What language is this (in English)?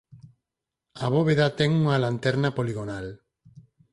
Galician